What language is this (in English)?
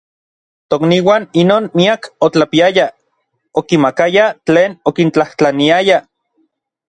Orizaba Nahuatl